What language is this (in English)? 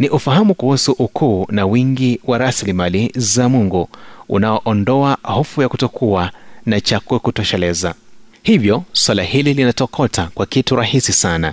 Swahili